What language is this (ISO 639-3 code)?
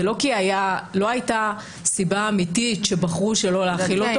heb